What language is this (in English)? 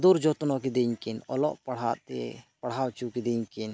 Santali